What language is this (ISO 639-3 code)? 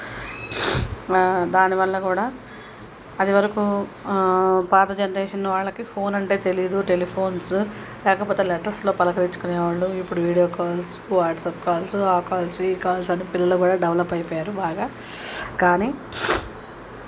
tel